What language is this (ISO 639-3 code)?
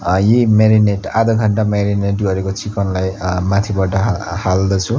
nep